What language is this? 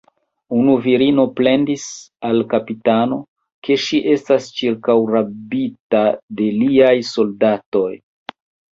Esperanto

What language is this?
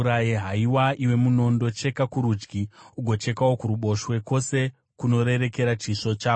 Shona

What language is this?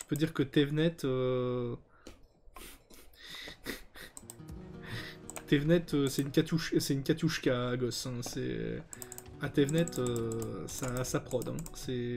French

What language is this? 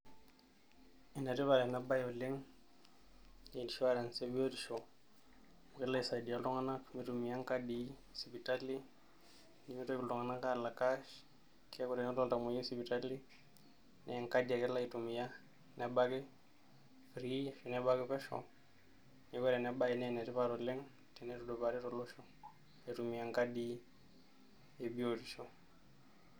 Masai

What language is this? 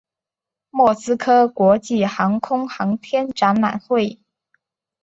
Chinese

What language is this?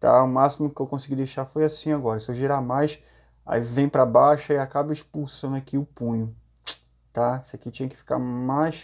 Portuguese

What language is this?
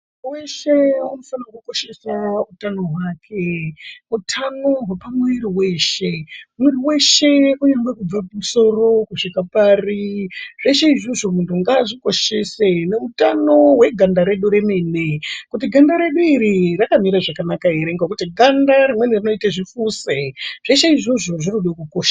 Ndau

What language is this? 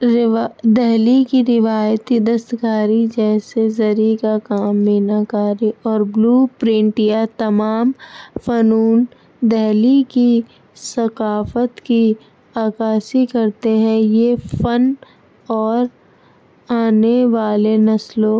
Urdu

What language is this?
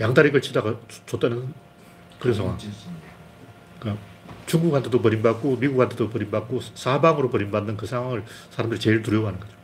Korean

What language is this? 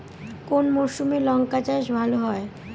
Bangla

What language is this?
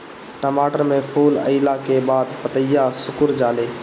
Bhojpuri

